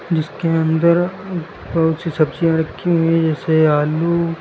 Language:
Hindi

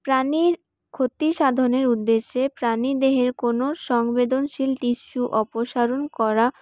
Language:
Bangla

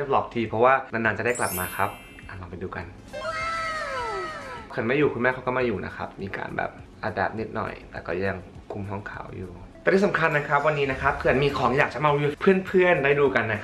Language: Thai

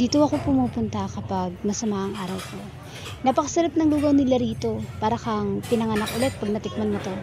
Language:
Filipino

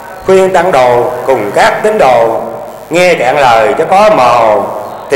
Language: Vietnamese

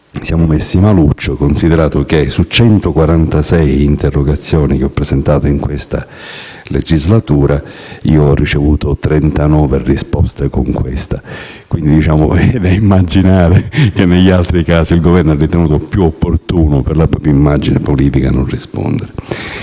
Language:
Italian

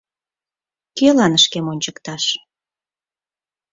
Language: Mari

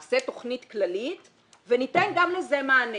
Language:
Hebrew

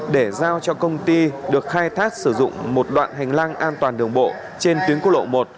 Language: Vietnamese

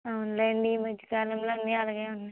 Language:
Telugu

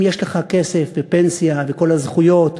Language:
Hebrew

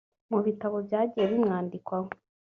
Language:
Kinyarwanda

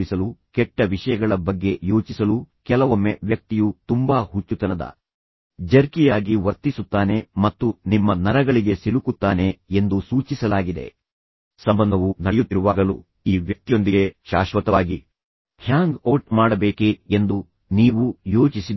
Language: Kannada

